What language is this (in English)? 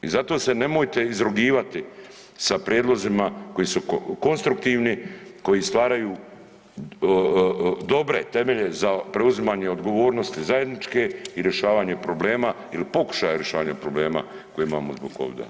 Croatian